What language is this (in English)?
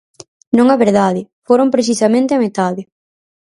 Galician